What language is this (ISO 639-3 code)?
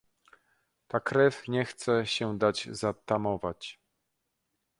pol